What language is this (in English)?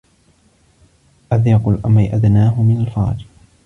Arabic